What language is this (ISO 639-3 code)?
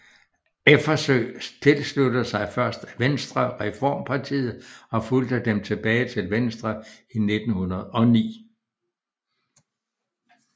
dan